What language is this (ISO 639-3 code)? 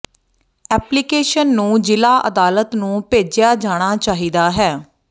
pan